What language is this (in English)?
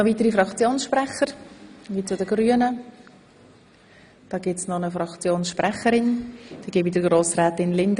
Swiss German